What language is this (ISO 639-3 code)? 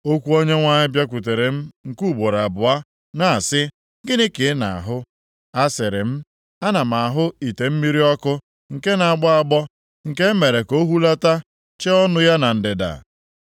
ibo